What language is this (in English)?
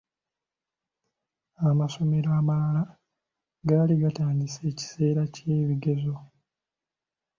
Ganda